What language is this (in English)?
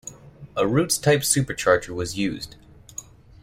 English